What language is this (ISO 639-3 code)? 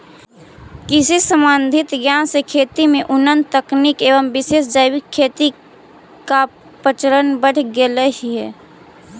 mag